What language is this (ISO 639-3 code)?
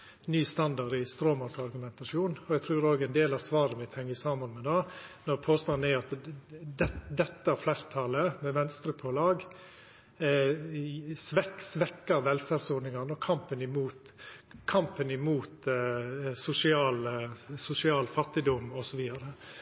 nno